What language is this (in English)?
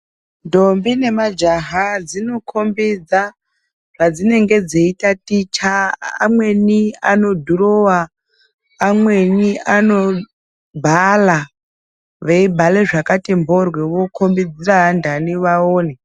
Ndau